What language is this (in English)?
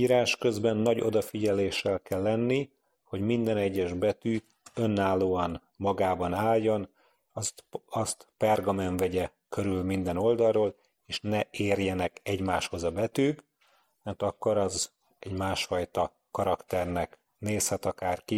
Hungarian